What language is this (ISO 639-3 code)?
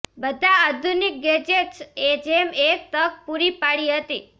guj